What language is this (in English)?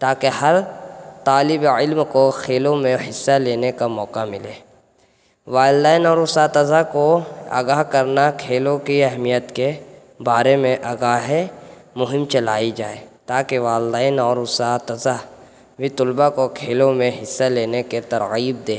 Urdu